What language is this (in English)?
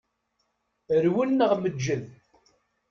Kabyle